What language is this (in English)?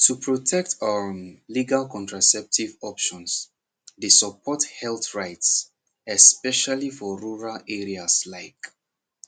Nigerian Pidgin